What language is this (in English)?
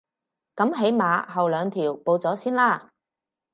Cantonese